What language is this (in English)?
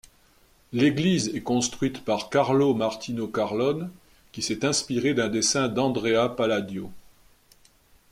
French